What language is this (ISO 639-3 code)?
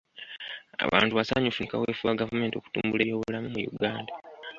lug